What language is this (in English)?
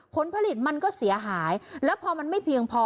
Thai